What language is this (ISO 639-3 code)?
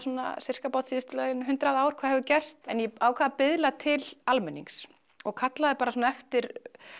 isl